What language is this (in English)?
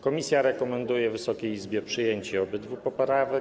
Polish